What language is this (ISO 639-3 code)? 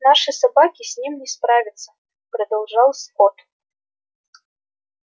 rus